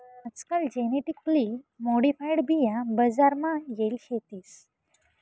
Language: Marathi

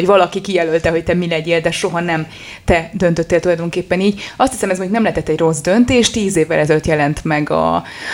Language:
Hungarian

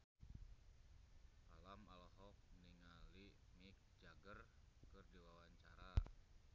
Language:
Sundanese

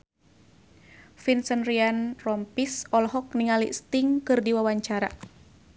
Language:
Sundanese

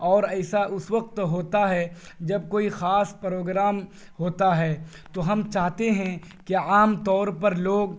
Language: Urdu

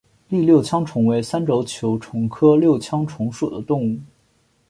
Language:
Chinese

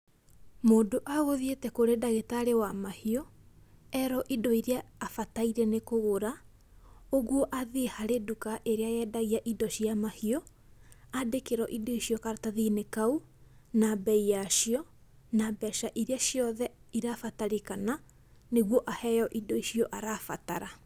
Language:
Kikuyu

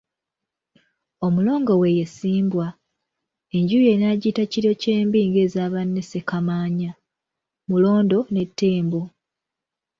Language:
Ganda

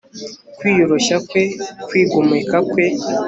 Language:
Kinyarwanda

